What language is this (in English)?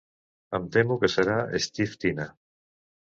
Catalan